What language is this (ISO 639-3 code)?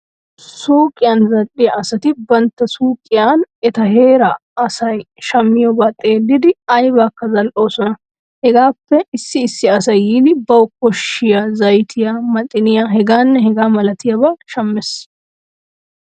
wal